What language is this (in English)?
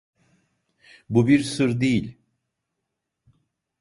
Turkish